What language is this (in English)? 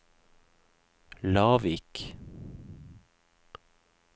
Norwegian